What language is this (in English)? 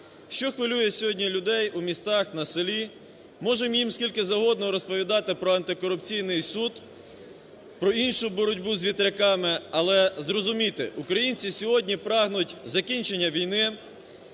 Ukrainian